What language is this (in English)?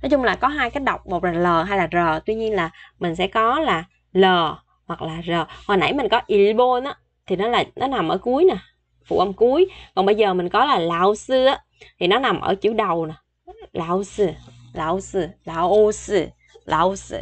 Vietnamese